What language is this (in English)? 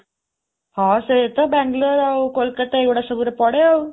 Odia